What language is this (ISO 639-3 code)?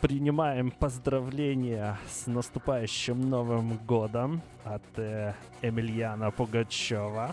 rus